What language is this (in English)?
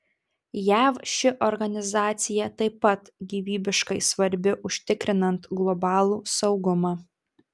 Lithuanian